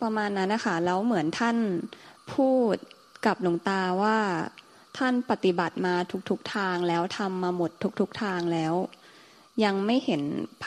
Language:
Thai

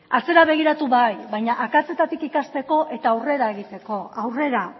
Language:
Basque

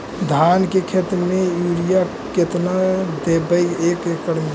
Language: Magahi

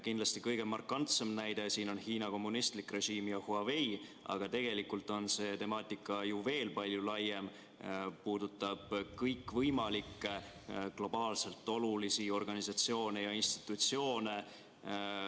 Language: Estonian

